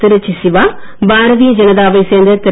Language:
Tamil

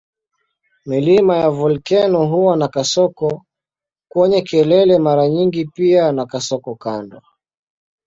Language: Swahili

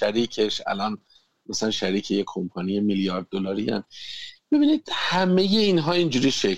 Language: Persian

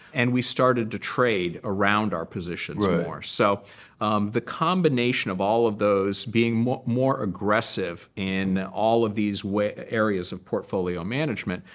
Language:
English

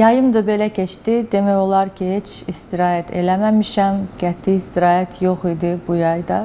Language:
Turkish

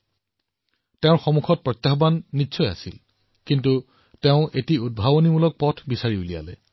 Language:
Assamese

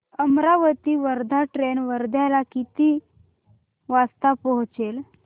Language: Marathi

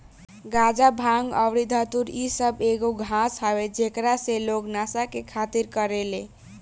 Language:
Bhojpuri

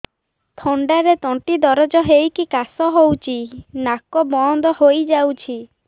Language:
Odia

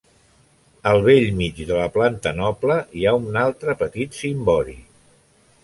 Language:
Catalan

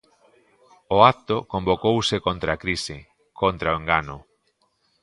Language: Galician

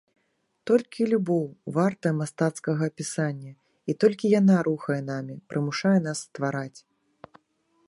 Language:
Belarusian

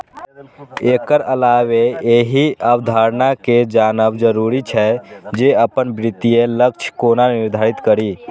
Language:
Maithili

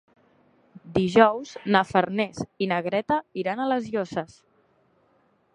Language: Catalan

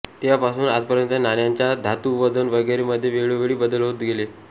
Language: Marathi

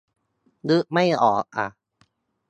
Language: Thai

